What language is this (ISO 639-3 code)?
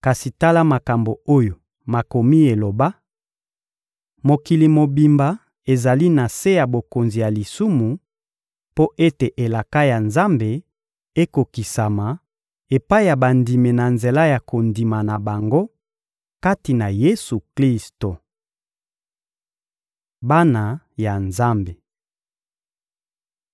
lin